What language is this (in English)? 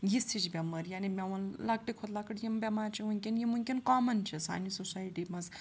Kashmiri